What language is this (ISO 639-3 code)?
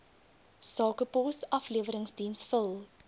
afr